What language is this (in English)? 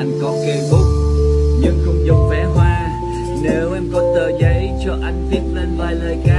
Vietnamese